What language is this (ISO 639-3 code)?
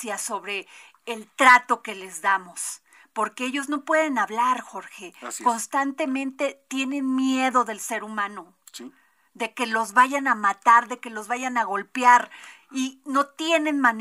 spa